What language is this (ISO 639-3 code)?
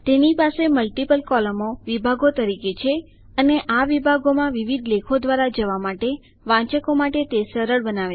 guj